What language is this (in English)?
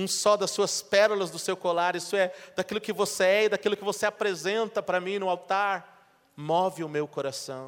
Portuguese